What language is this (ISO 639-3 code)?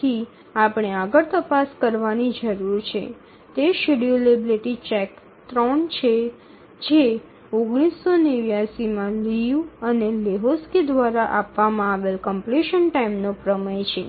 guj